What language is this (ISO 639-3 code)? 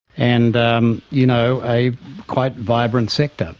eng